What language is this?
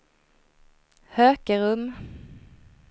Swedish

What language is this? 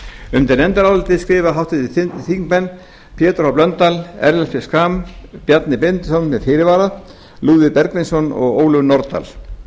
Icelandic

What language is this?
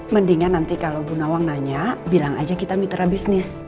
Indonesian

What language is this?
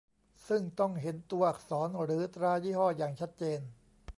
Thai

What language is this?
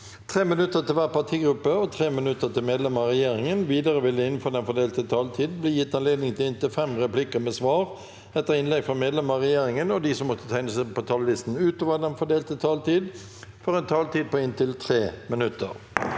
Norwegian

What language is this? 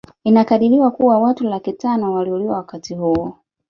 Swahili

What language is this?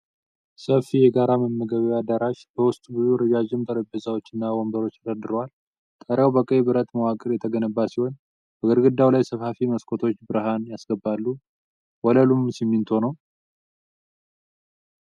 Amharic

